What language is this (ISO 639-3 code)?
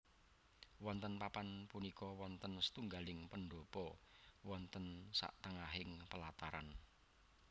jav